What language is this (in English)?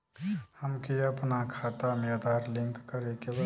Bhojpuri